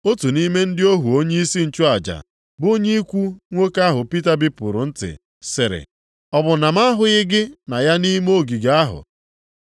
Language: Igbo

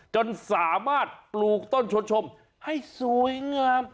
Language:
Thai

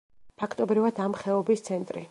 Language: Georgian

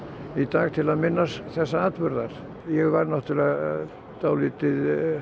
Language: Icelandic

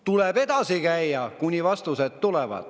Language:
Estonian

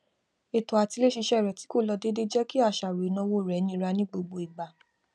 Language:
Yoruba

